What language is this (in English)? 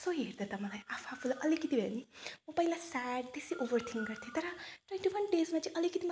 Nepali